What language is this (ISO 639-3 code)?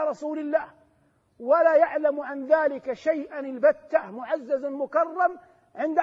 ara